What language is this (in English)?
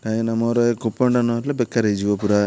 Odia